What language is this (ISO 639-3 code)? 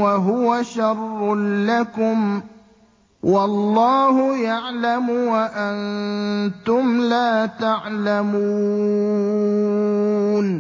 ara